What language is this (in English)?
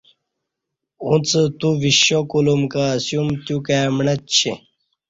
Kati